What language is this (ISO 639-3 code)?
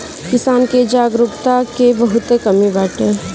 bho